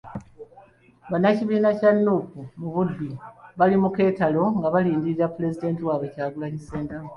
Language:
Ganda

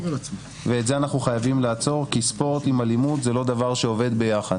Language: Hebrew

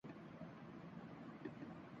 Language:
Urdu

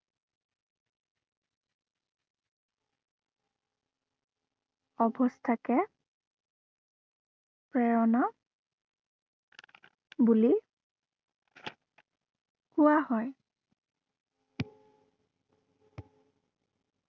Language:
Assamese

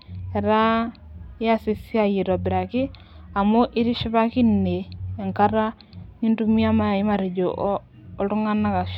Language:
Masai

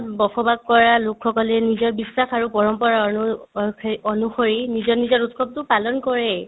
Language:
Assamese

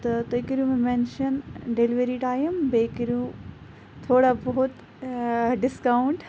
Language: Kashmiri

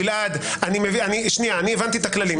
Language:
Hebrew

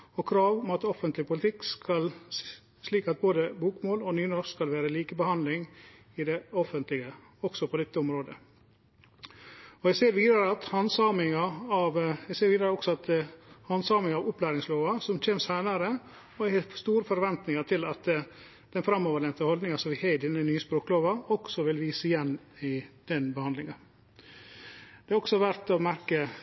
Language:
Norwegian Nynorsk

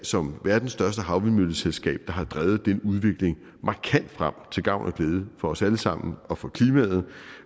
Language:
Danish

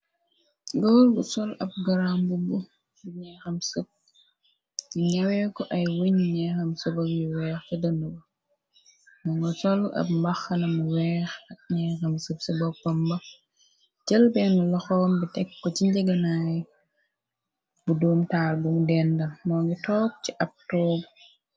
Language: Wolof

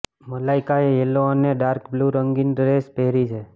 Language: Gujarati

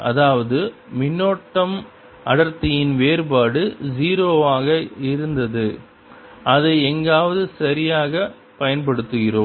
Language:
Tamil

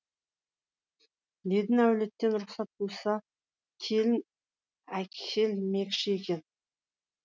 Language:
Kazakh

